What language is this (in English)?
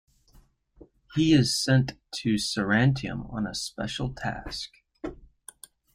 English